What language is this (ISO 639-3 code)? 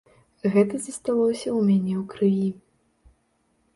bel